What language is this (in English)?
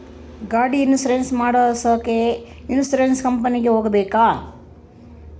Kannada